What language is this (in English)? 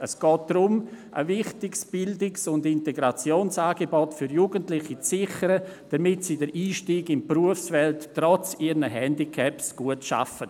Swiss German